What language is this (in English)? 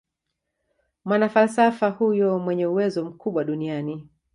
Swahili